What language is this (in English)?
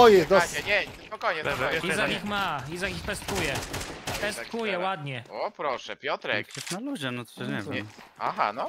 Polish